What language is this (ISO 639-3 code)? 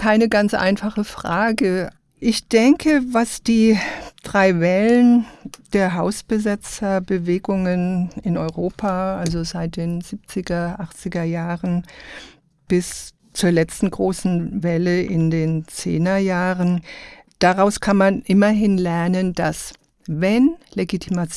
deu